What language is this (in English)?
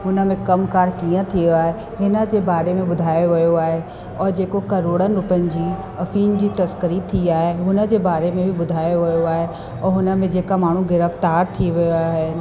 Sindhi